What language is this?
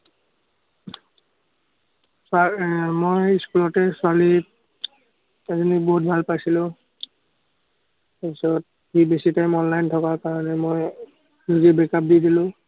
Assamese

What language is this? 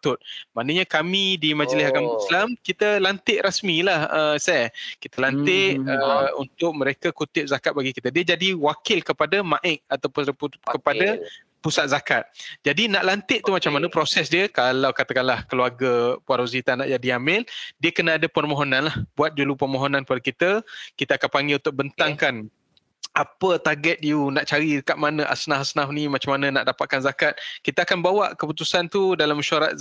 Malay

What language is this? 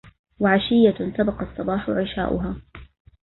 Arabic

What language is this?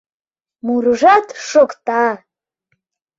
Mari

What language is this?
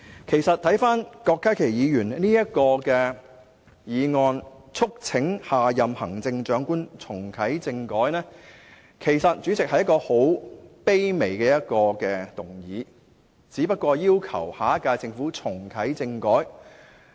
Cantonese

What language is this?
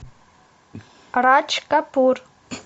Russian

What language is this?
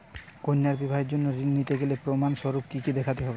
Bangla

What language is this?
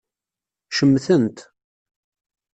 Kabyle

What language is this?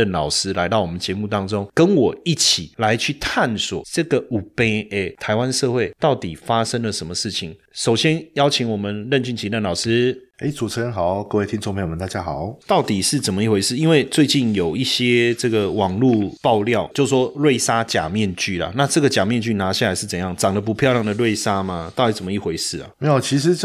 Chinese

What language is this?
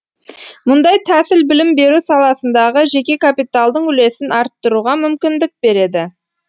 Kazakh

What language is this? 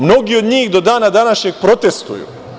Serbian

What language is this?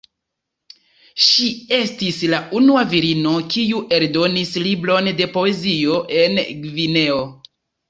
Esperanto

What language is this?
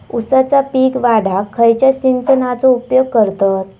Marathi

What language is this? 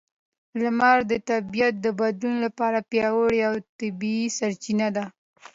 Pashto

